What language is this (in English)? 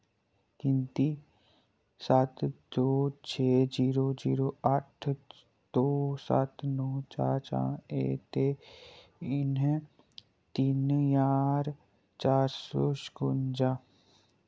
Dogri